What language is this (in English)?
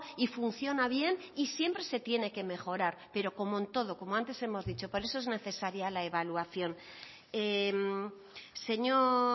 Spanish